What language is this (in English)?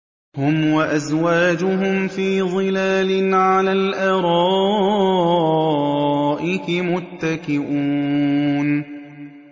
Arabic